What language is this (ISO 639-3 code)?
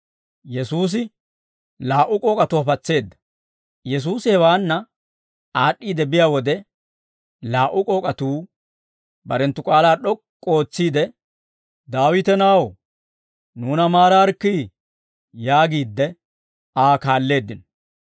dwr